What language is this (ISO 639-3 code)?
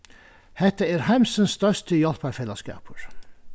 fao